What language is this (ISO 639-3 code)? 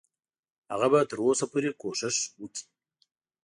pus